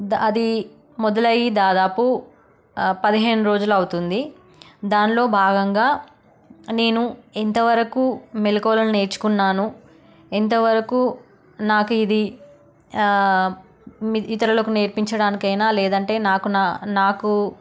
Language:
Telugu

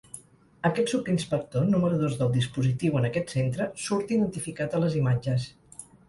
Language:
Catalan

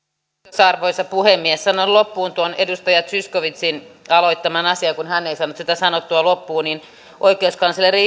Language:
Finnish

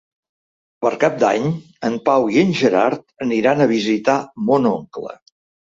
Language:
Catalan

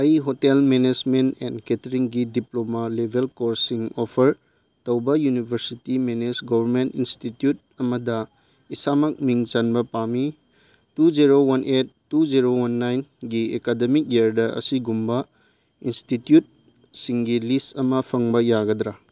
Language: Manipuri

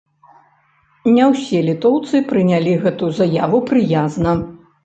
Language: Belarusian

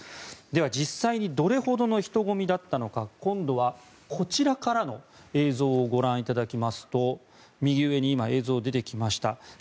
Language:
Japanese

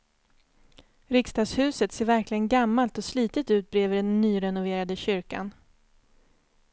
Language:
Swedish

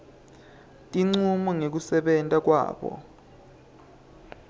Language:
Swati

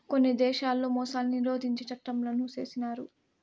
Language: Telugu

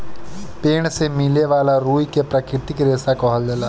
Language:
Bhojpuri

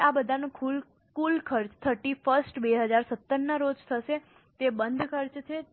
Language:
Gujarati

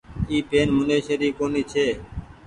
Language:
Goaria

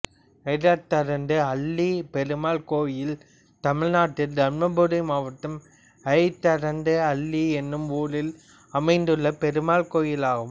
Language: Tamil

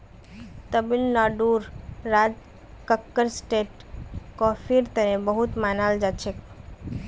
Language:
Magahi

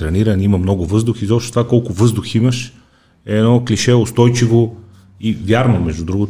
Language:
Bulgarian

